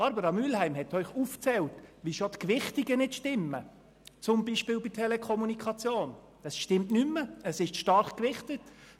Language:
Swiss German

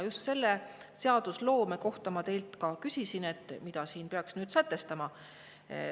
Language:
Estonian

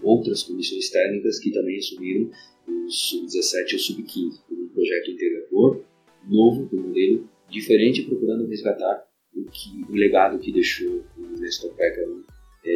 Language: Portuguese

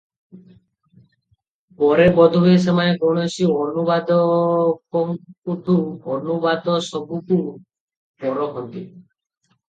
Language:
Odia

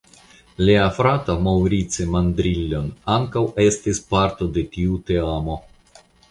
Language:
Esperanto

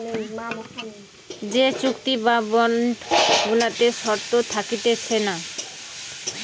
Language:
Bangla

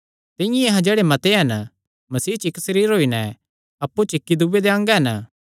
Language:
Kangri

